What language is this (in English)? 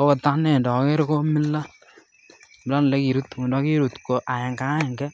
Kalenjin